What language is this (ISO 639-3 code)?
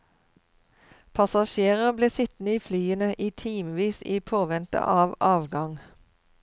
nor